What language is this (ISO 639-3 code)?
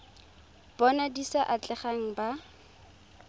tsn